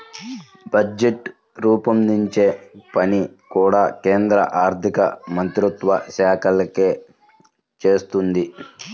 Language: Telugu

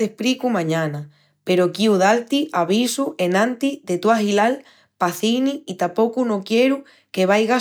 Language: Extremaduran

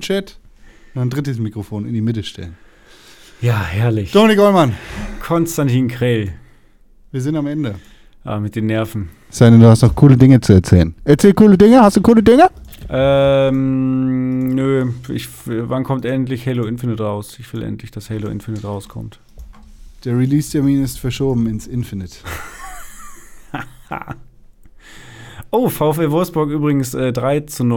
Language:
German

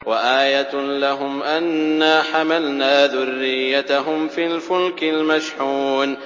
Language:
Arabic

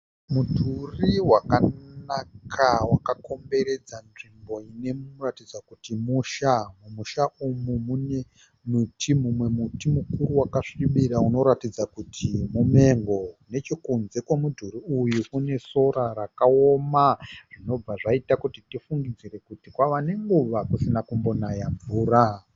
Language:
Shona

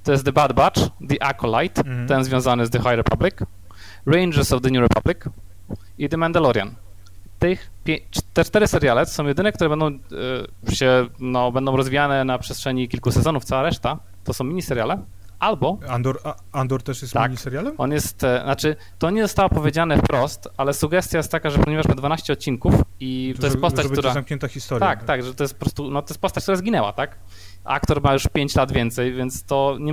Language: Polish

